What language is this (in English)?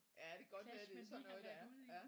Danish